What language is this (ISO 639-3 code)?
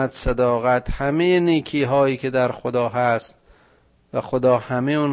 fas